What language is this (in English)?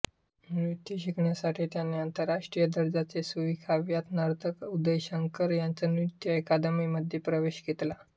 Marathi